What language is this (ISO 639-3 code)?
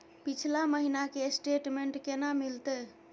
mai